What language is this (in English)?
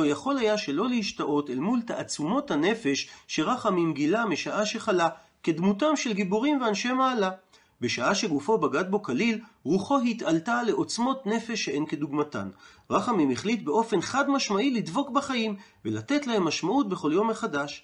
Hebrew